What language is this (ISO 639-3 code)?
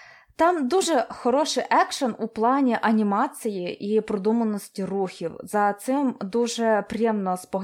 ukr